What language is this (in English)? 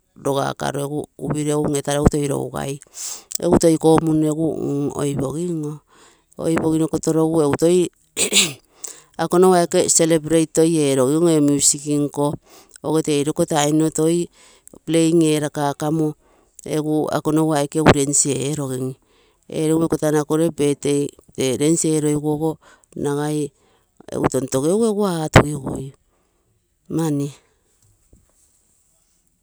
Terei